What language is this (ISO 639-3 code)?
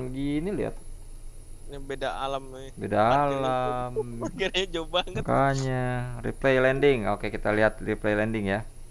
ind